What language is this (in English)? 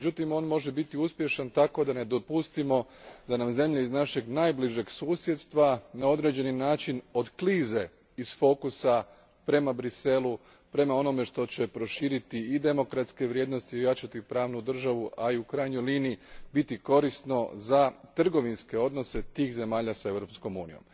Croatian